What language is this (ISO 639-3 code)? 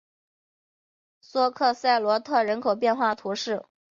zho